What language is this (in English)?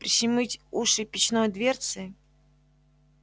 Russian